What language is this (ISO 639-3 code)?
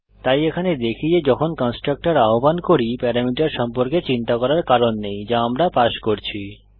ben